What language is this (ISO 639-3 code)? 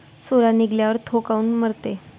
mar